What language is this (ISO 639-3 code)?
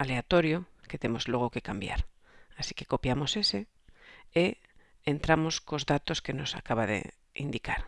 spa